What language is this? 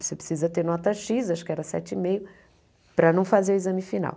Portuguese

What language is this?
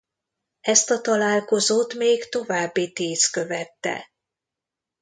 Hungarian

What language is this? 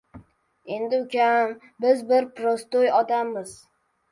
Uzbek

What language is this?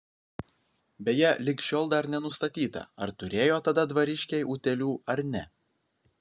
Lithuanian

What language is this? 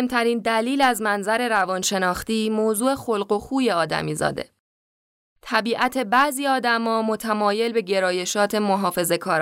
Persian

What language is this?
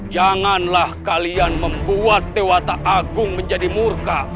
Indonesian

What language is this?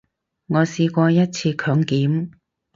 Cantonese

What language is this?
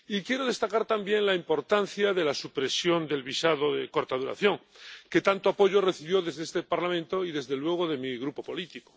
Spanish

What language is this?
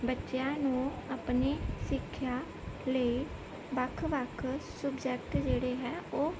Punjabi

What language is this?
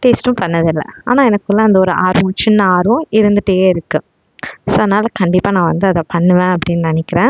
Tamil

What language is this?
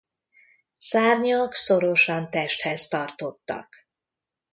Hungarian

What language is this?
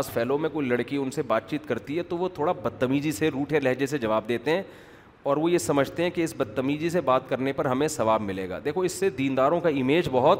Urdu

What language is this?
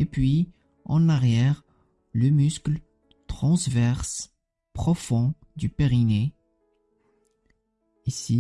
French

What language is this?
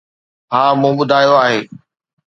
Sindhi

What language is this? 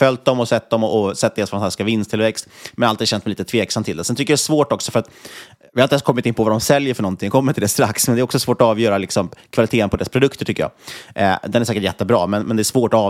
Swedish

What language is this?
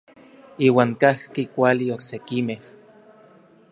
Orizaba Nahuatl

